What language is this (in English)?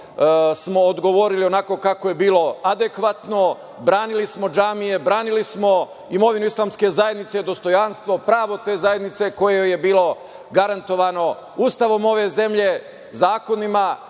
Serbian